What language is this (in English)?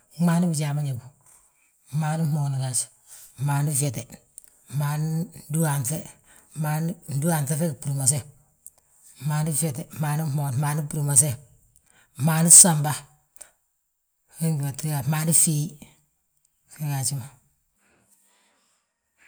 Balanta-Ganja